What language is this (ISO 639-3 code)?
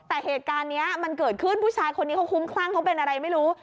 tha